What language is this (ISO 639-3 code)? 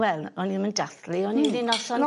cym